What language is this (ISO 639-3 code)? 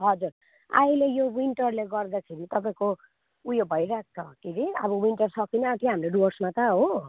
nep